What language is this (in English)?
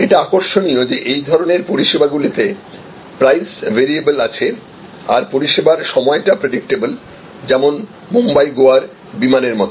Bangla